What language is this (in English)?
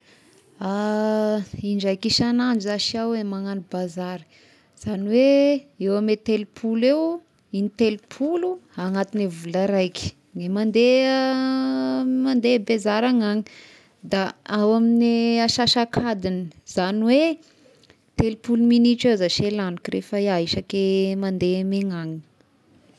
Tesaka Malagasy